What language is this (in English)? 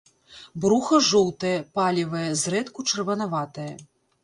Belarusian